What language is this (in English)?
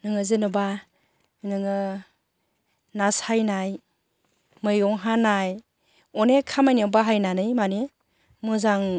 Bodo